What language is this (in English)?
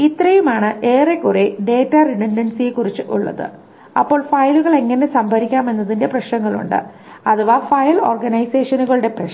Malayalam